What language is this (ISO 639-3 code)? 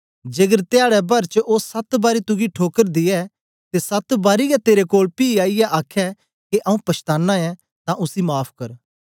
doi